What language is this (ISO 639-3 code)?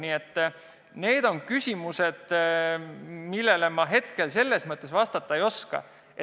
est